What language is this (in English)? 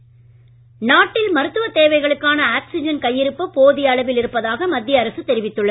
Tamil